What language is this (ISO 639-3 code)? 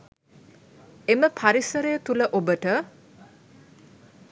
sin